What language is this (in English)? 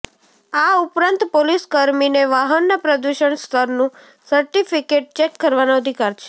Gujarati